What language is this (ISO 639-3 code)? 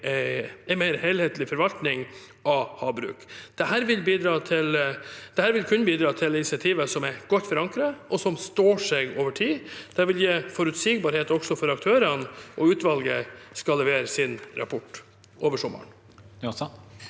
nor